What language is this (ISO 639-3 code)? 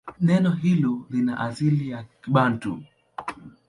swa